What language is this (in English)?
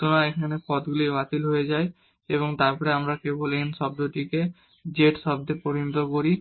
Bangla